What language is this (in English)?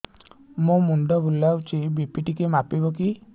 Odia